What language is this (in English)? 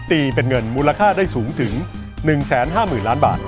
Thai